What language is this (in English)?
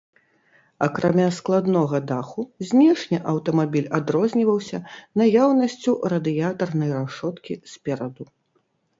Belarusian